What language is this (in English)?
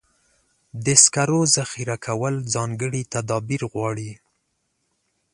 Pashto